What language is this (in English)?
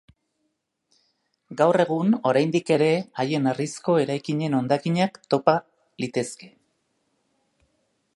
Basque